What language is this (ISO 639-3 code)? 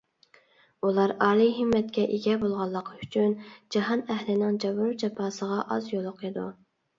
uig